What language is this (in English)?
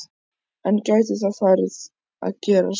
Icelandic